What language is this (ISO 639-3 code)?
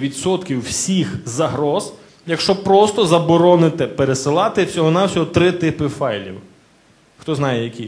ukr